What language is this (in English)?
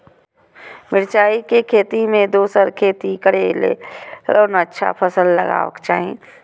Maithili